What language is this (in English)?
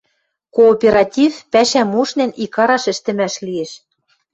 Western Mari